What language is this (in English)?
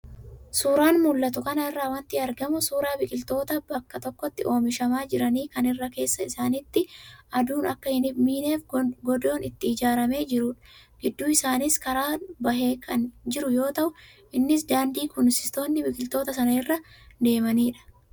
Oromo